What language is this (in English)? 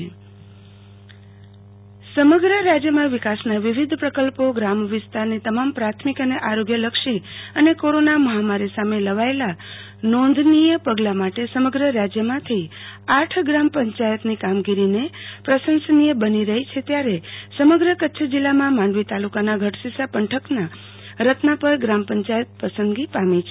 Gujarati